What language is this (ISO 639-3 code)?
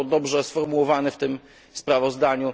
pol